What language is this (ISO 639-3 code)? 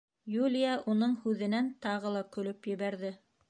bak